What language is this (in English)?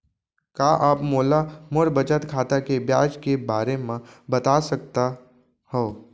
Chhattisgarhi